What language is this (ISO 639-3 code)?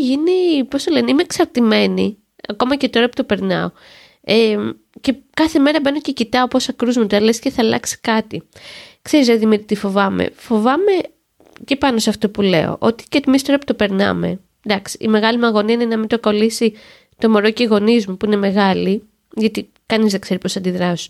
ell